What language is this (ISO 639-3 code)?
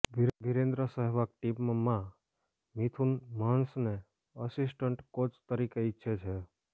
guj